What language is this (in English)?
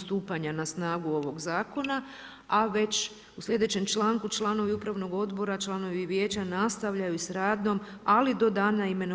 Croatian